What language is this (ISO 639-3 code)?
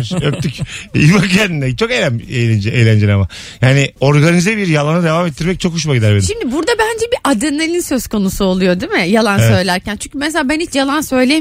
tur